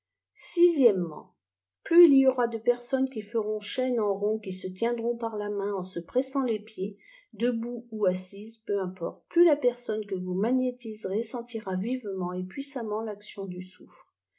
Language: French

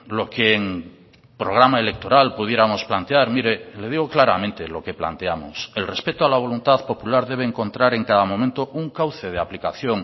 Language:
Spanish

